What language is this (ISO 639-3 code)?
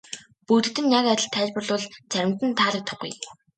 mon